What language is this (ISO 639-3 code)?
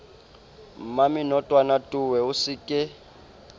sot